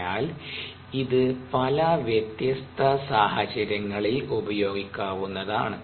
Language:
Malayalam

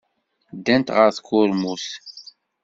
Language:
Kabyle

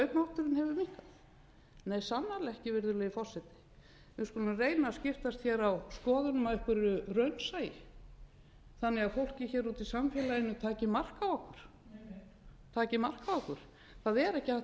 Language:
Icelandic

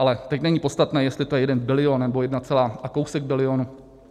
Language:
Czech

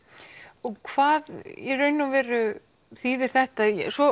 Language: Icelandic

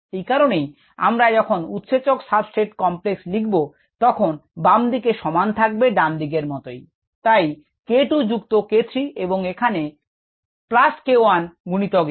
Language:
Bangla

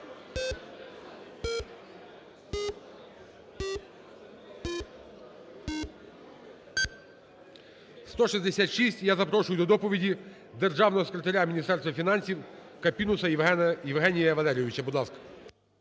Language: Ukrainian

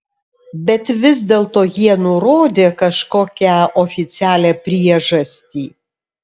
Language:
Lithuanian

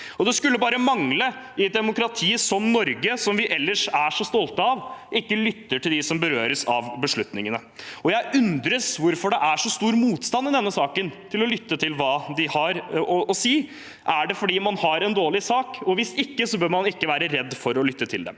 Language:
Norwegian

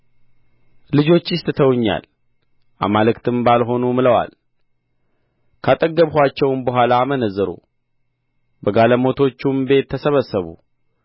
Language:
Amharic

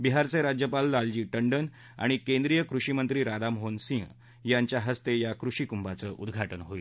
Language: Marathi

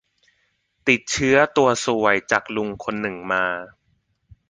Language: Thai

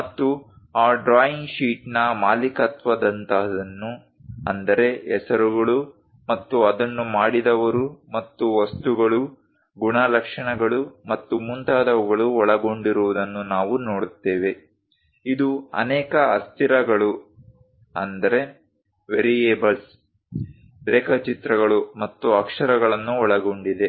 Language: Kannada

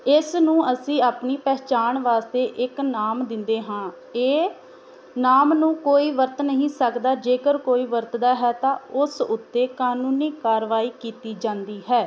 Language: Punjabi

